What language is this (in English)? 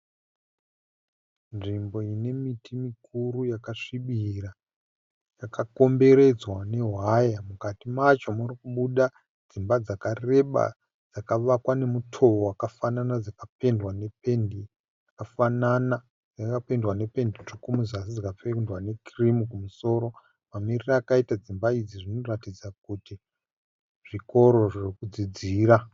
Shona